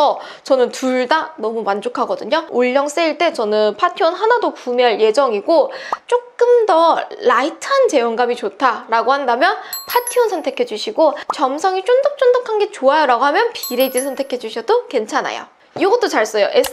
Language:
Korean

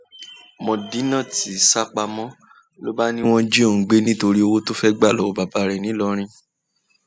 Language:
Yoruba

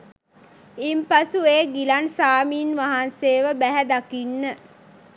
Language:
Sinhala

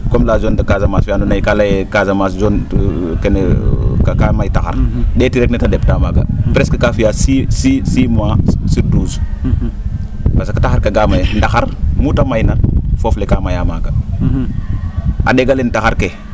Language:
Serer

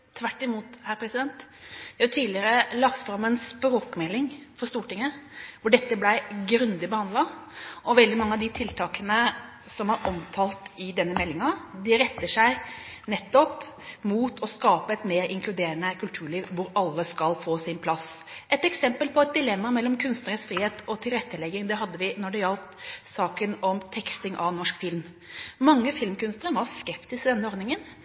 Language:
Norwegian Bokmål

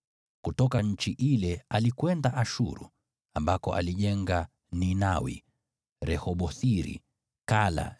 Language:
Swahili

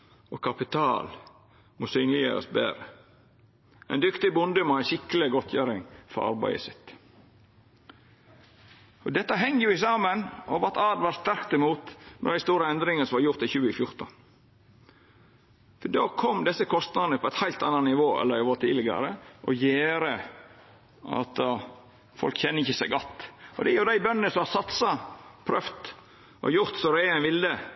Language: Norwegian Nynorsk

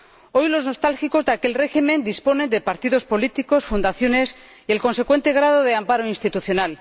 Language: Spanish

